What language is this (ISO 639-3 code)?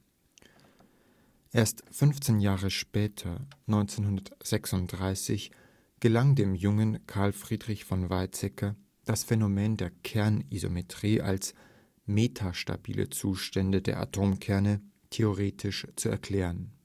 deu